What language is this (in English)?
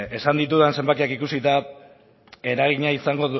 Basque